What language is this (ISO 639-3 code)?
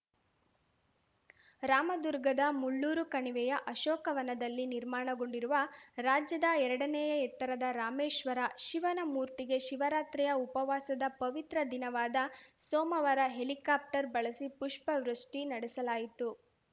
kan